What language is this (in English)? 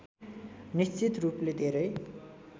Nepali